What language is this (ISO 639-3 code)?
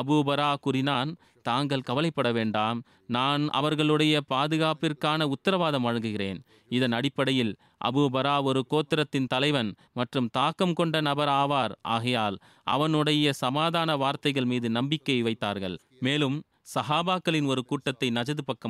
tam